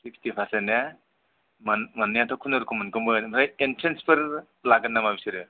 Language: Bodo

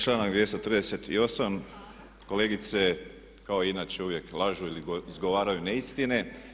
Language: Croatian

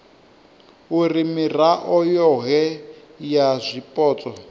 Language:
Venda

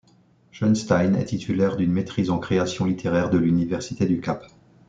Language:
French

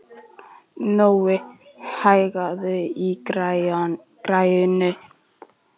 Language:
Icelandic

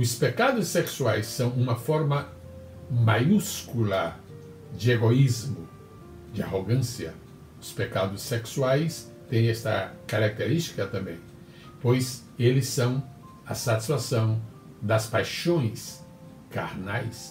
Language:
Portuguese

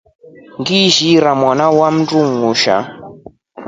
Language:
Rombo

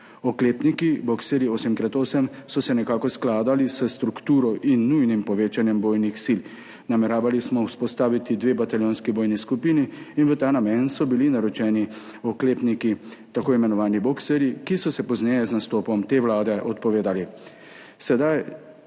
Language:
Slovenian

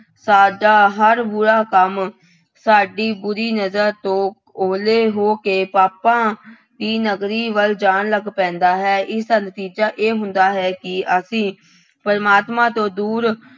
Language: Punjabi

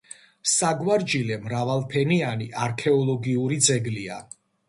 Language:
Georgian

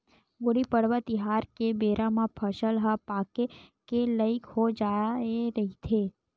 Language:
Chhattisgarhi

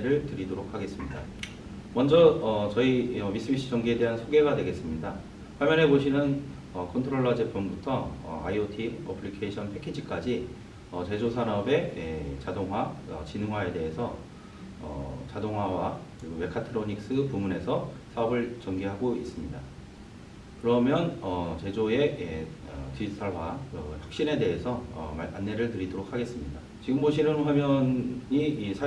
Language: Korean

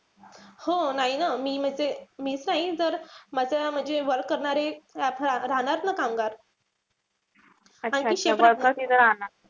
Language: Marathi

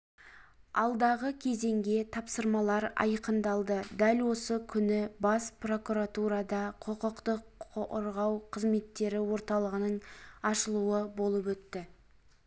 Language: Kazakh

